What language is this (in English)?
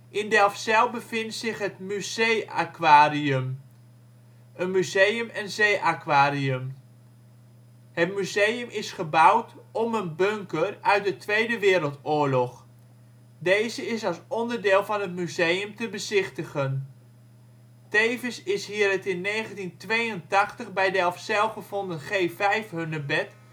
Dutch